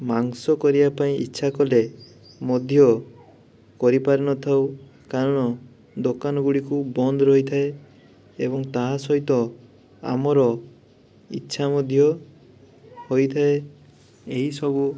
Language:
Odia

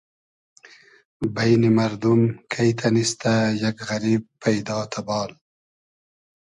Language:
Hazaragi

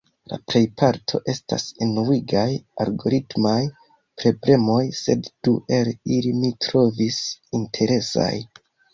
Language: Esperanto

